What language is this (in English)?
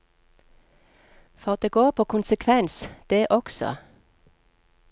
Norwegian